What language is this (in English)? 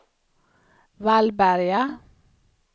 Swedish